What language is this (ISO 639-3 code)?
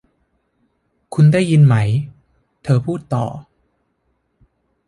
tha